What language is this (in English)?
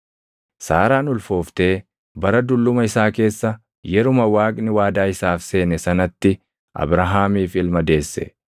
Oromo